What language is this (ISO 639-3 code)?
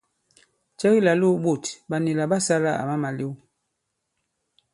abb